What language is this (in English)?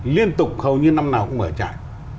Vietnamese